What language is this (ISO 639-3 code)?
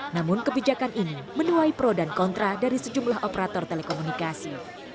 ind